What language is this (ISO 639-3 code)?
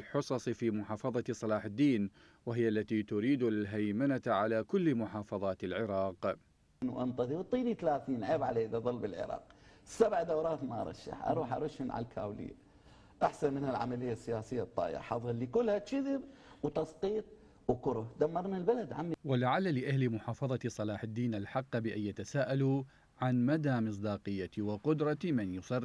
ara